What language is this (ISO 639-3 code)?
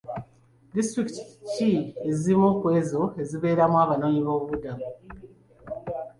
lug